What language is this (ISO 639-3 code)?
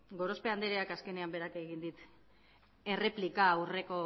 eus